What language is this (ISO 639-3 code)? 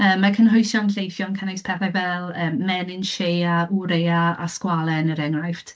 cym